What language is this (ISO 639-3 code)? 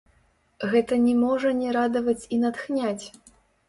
bel